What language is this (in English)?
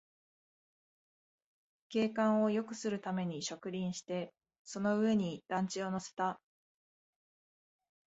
Japanese